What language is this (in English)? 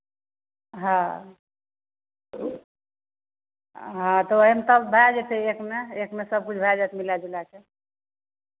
Maithili